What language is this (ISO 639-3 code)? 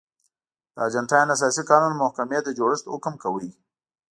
pus